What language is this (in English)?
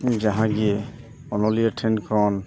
Santali